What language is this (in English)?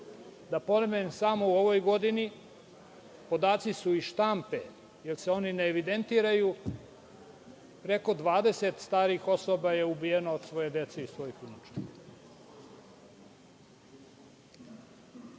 Serbian